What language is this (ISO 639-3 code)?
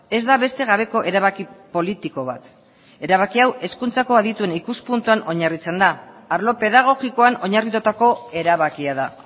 eus